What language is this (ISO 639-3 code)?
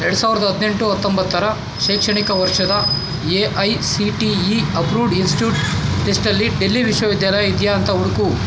kan